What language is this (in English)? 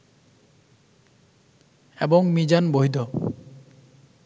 Bangla